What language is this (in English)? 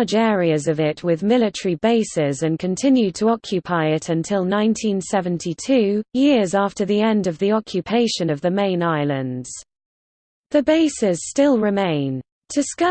English